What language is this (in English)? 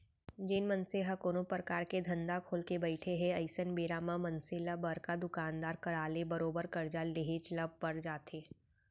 Chhattisgarhi